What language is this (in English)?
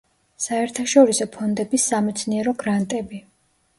Georgian